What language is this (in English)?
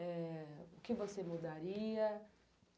Portuguese